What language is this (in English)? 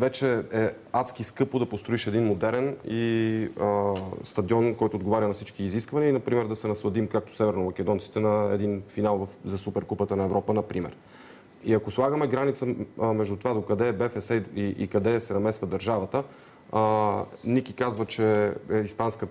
Bulgarian